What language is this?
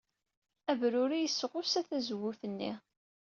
Kabyle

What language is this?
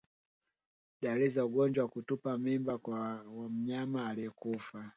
Swahili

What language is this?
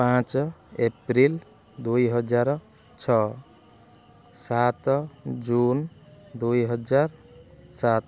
Odia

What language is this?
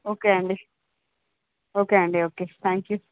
Telugu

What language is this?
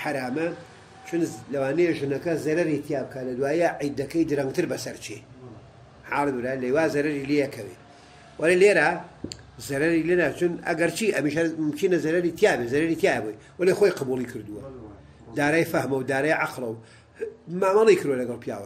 Arabic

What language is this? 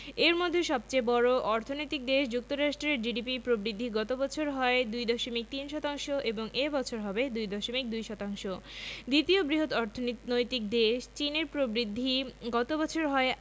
Bangla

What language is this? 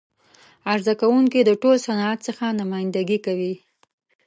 Pashto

